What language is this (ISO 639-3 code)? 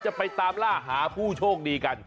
tha